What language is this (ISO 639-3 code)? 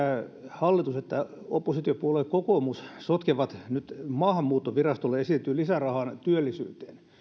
fin